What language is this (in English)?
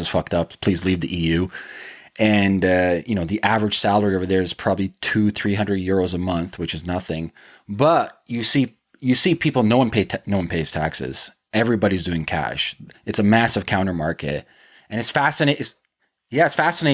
English